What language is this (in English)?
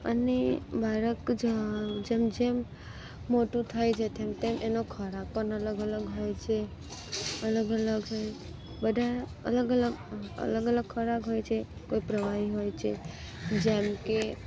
Gujarati